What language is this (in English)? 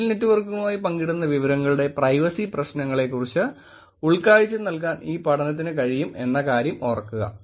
Malayalam